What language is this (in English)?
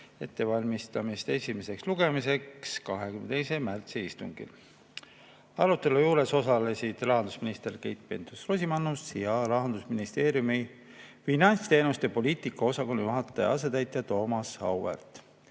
Estonian